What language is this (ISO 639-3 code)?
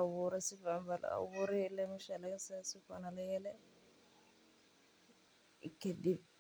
som